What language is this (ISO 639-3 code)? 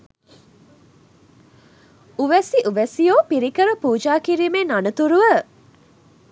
sin